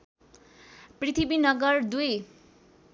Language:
Nepali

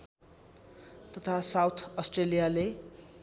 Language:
Nepali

